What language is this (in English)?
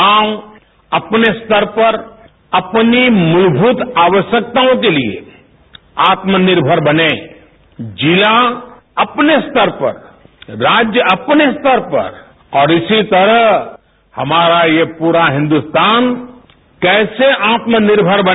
Hindi